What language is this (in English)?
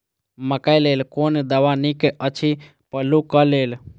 Maithili